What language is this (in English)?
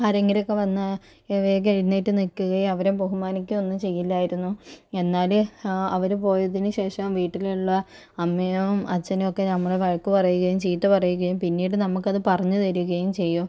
Malayalam